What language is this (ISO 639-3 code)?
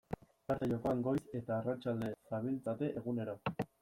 eus